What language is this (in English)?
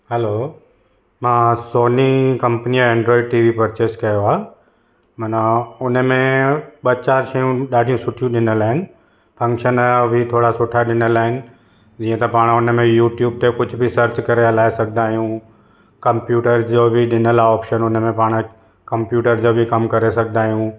Sindhi